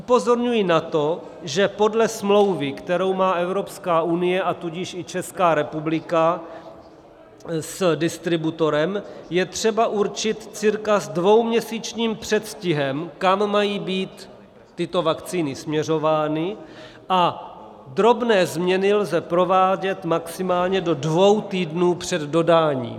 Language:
Czech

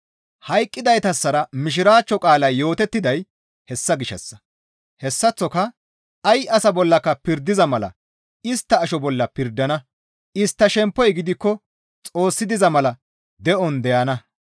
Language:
Gamo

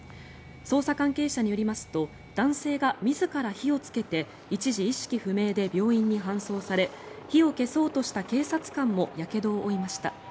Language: Japanese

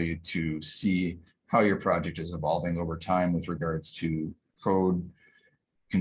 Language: English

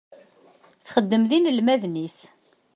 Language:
Kabyle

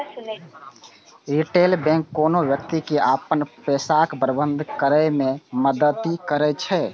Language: Maithili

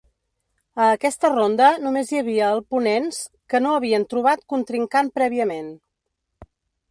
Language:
Catalan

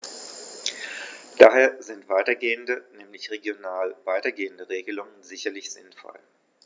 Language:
German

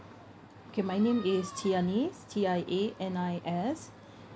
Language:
English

